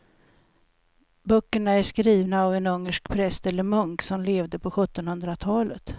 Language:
Swedish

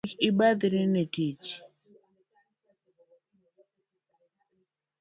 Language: Luo (Kenya and Tanzania)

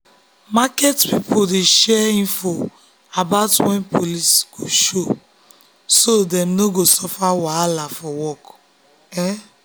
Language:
Nigerian Pidgin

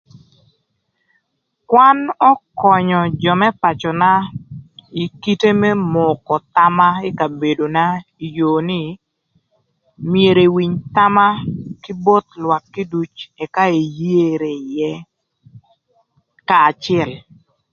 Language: Thur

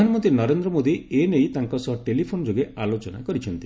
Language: Odia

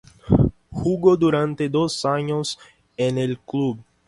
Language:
Spanish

